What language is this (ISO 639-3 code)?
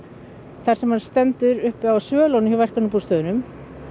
isl